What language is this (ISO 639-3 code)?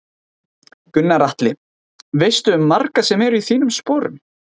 isl